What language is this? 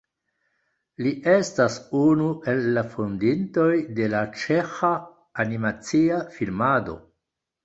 Esperanto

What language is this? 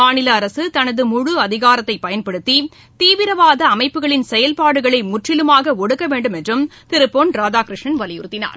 Tamil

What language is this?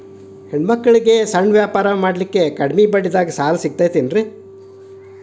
Kannada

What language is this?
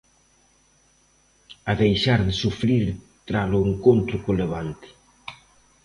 Galician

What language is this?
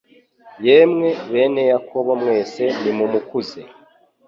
Kinyarwanda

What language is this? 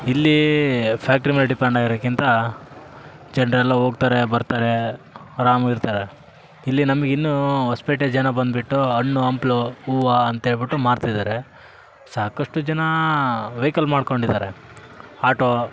Kannada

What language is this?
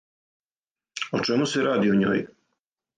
Serbian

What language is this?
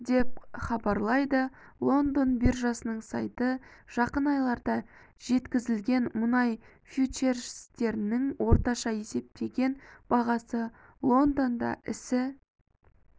Kazakh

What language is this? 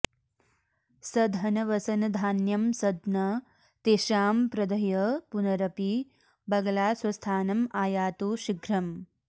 Sanskrit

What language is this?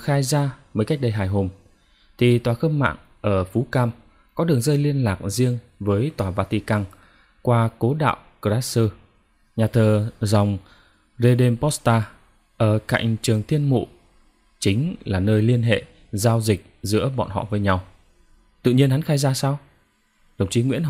Vietnamese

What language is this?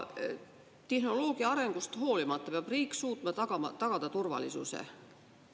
Estonian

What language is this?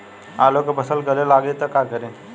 Bhojpuri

